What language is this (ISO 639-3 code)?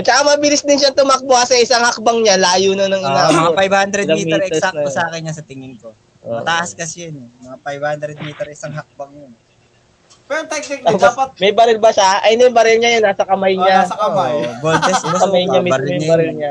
fil